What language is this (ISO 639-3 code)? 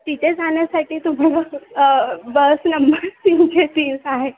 mar